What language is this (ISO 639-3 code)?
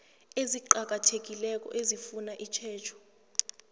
nbl